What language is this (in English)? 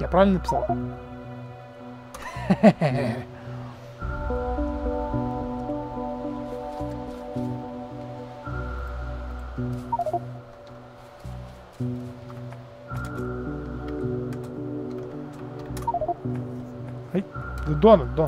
Russian